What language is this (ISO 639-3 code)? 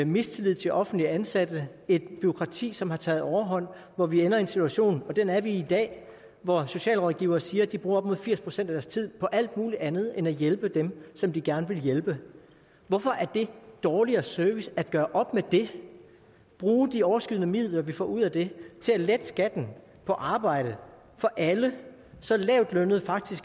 dan